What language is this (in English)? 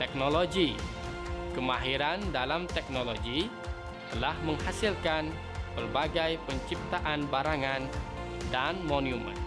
Malay